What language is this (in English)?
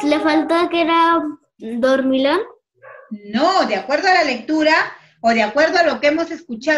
Spanish